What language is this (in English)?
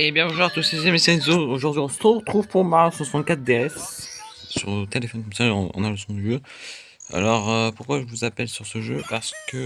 French